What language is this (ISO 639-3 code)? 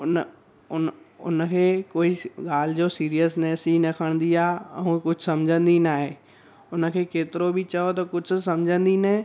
snd